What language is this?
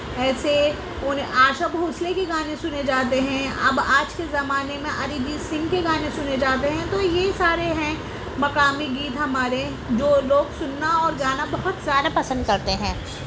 Urdu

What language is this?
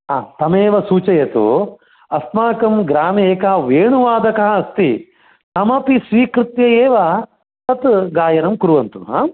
Sanskrit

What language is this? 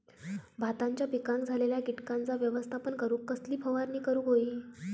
Marathi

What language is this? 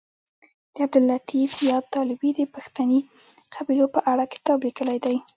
Pashto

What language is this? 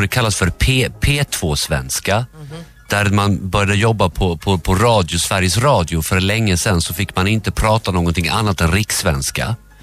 Swedish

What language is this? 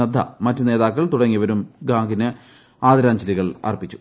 Malayalam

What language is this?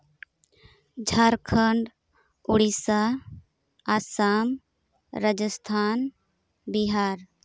Santali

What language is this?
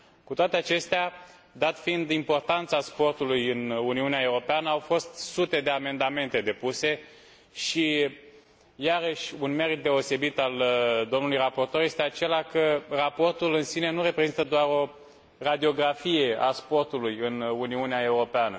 Romanian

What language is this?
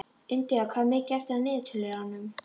Icelandic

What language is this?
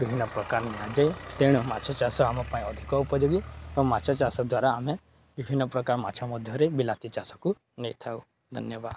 Odia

